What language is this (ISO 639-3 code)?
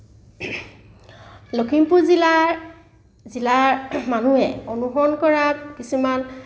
asm